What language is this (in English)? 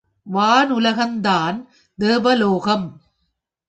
Tamil